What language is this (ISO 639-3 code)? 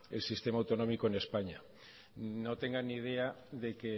spa